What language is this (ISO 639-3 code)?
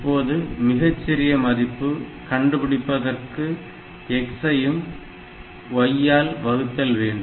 tam